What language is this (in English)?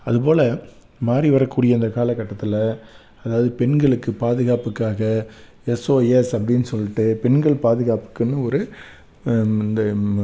Tamil